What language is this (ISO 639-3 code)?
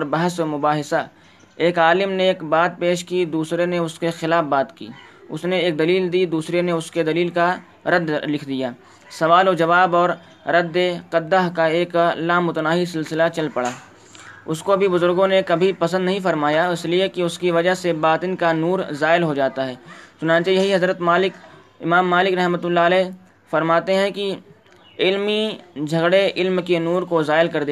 urd